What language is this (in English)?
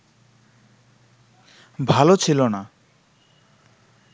Bangla